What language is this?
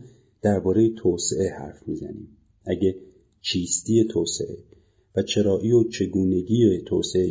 Persian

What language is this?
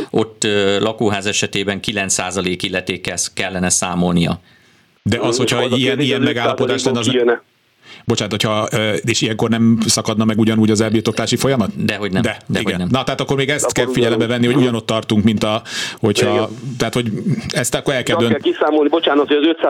Hungarian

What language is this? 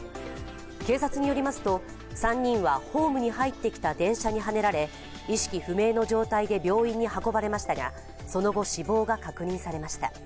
Japanese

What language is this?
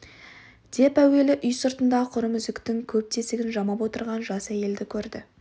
Kazakh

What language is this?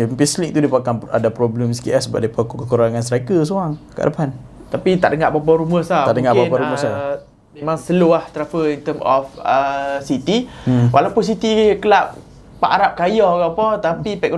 Malay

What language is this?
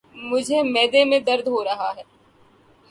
Urdu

